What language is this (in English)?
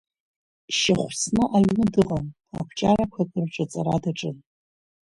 Abkhazian